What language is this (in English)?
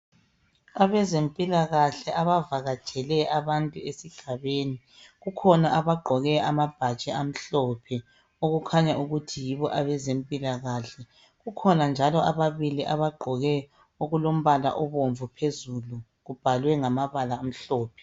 North Ndebele